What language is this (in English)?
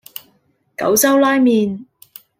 Cantonese